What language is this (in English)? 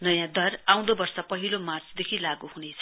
Nepali